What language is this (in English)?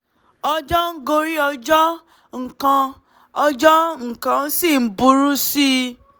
Yoruba